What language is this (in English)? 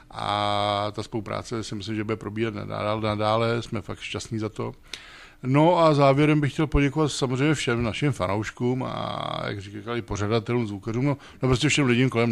Czech